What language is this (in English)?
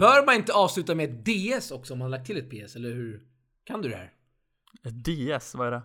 Swedish